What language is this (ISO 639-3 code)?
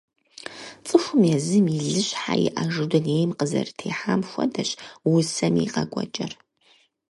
kbd